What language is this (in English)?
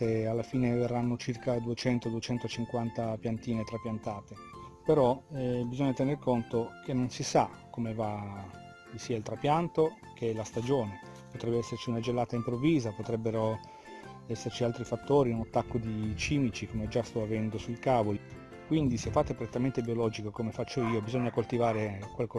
Italian